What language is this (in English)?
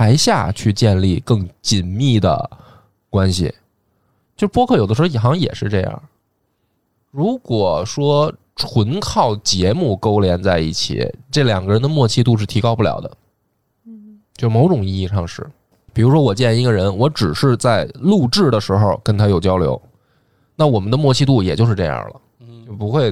Chinese